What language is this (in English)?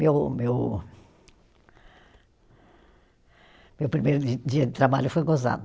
Portuguese